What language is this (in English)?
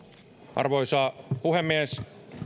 Finnish